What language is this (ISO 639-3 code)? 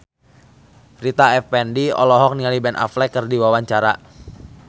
sun